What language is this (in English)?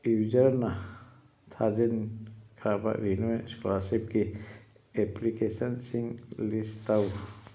Manipuri